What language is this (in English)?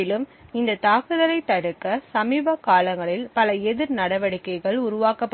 Tamil